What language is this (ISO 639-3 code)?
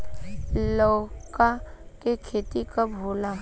bho